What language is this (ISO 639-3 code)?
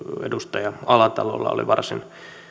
fin